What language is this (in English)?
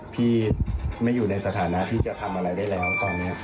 Thai